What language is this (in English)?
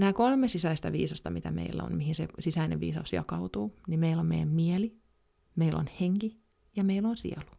Finnish